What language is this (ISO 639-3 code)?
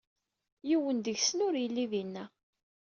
kab